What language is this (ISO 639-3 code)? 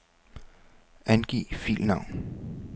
dan